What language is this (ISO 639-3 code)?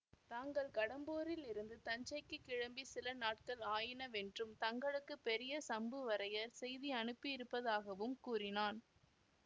tam